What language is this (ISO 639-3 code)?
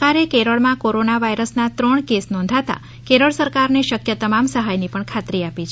guj